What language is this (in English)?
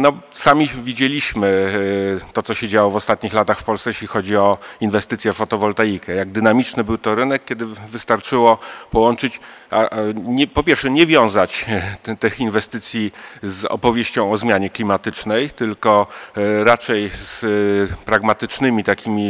Polish